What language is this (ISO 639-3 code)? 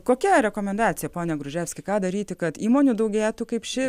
lit